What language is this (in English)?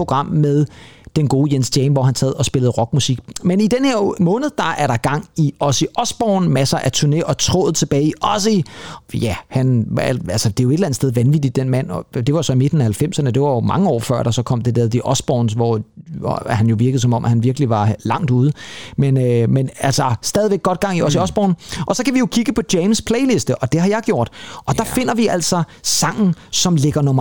Danish